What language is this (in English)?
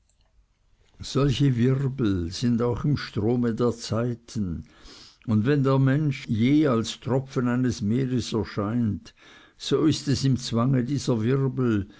German